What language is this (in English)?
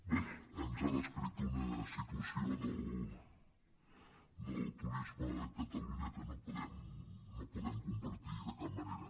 Catalan